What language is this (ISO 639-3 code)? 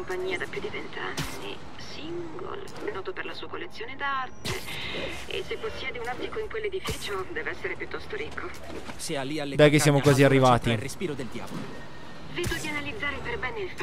ita